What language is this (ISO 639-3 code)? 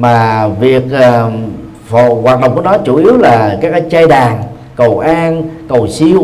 vie